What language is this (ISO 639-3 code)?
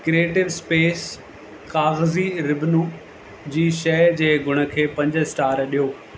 snd